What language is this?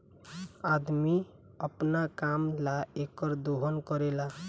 Bhojpuri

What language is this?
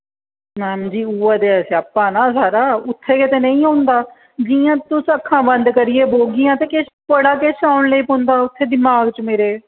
Dogri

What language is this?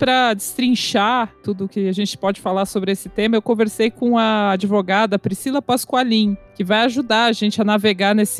Portuguese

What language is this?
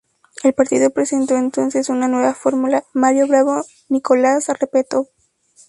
Spanish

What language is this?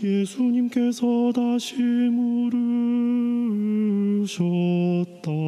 Korean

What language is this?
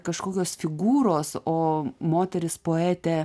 Lithuanian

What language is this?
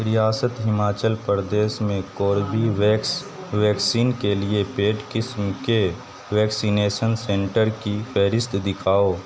Urdu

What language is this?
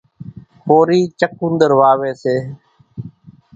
Kachi Koli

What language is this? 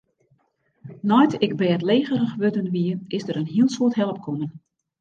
Western Frisian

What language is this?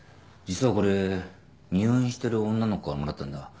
Japanese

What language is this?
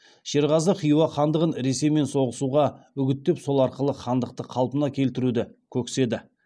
Kazakh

